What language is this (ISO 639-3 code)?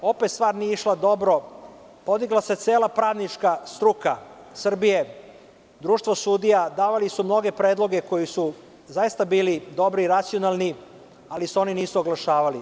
srp